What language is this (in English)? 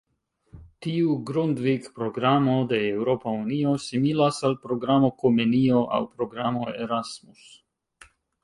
Esperanto